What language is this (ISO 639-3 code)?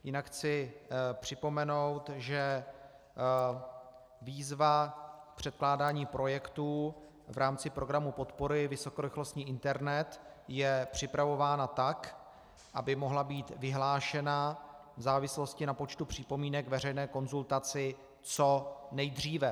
ces